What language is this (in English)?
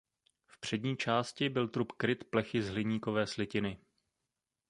Czech